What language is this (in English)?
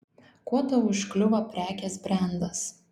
Lithuanian